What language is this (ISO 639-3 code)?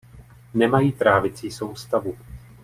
ces